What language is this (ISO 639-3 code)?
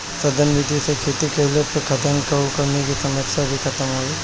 bho